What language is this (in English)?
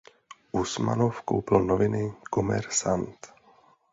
Czech